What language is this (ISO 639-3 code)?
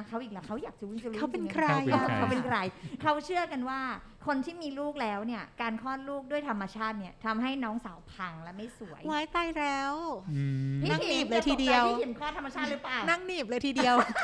tha